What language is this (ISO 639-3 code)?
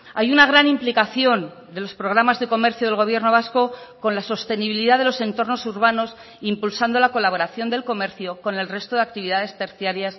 spa